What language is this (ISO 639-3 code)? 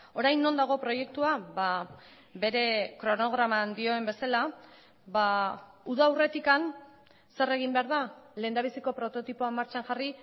eus